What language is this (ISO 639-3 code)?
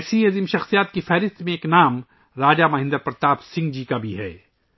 urd